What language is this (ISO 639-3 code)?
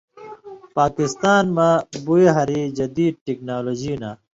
mvy